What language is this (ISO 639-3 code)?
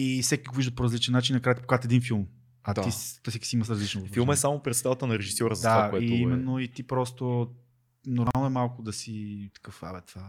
bul